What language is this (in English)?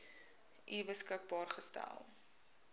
Afrikaans